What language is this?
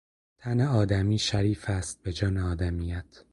Persian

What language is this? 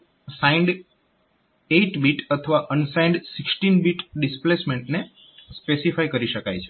Gujarati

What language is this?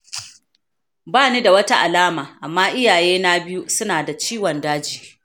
Hausa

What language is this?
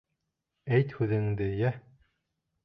Bashkir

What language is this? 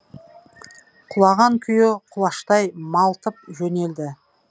Kazakh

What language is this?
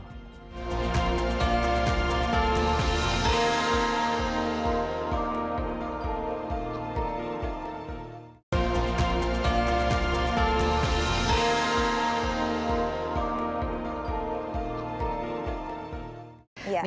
Indonesian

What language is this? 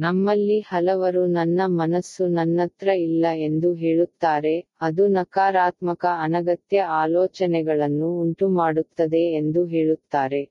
Tamil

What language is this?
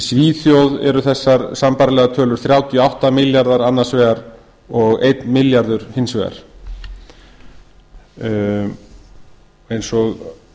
Icelandic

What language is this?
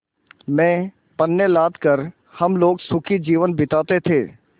Hindi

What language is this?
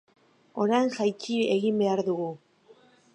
Basque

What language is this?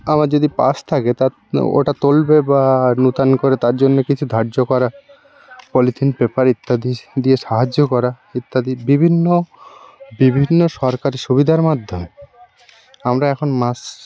Bangla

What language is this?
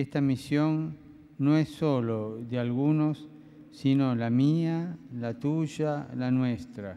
Spanish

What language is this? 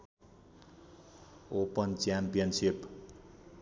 Nepali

